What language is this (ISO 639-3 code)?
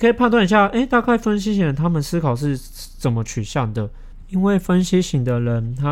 zho